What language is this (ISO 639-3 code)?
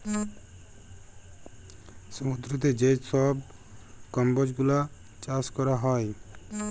ben